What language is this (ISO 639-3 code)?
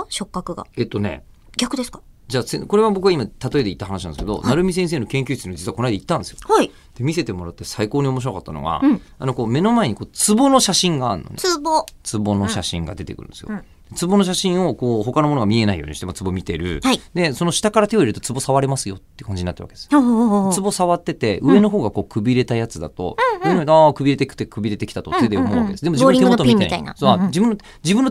jpn